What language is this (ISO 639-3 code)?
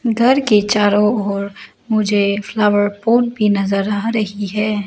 hin